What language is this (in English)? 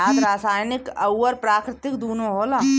Bhojpuri